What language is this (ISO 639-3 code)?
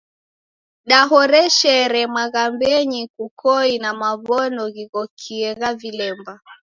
dav